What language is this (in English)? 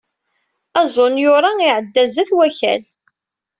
Kabyle